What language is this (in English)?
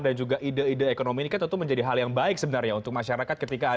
Indonesian